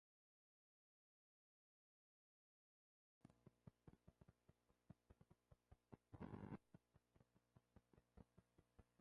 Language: Spanish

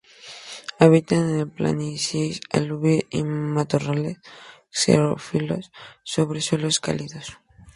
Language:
Spanish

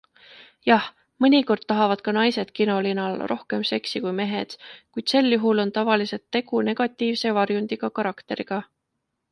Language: Estonian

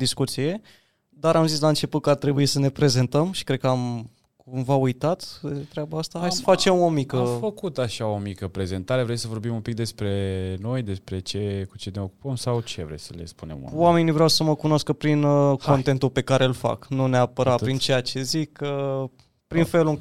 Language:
Romanian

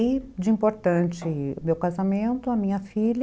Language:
Portuguese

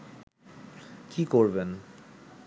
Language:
Bangla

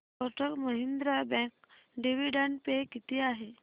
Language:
Marathi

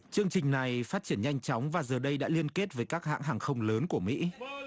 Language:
Vietnamese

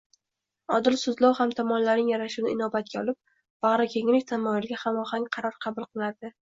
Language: Uzbek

